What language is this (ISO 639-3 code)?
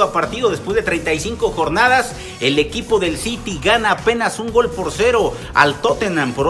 spa